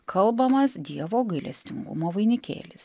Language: Lithuanian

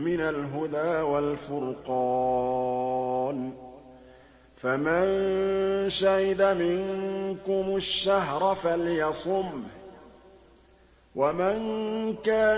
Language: Arabic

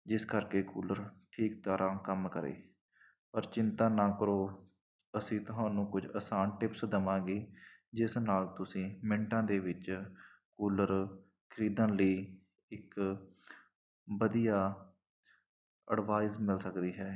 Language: Punjabi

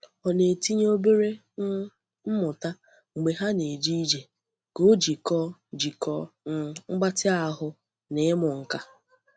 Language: Igbo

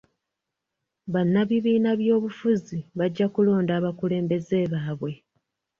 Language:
Ganda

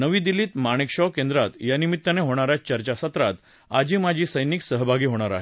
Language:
Marathi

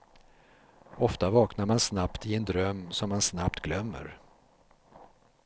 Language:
Swedish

